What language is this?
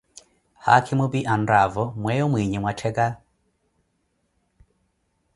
Koti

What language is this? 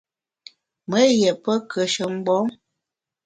Bamun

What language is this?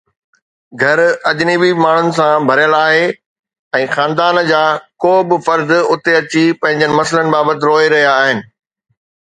Sindhi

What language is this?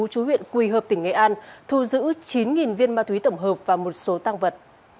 Vietnamese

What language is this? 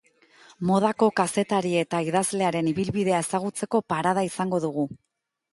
Basque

